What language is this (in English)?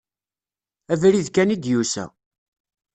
Kabyle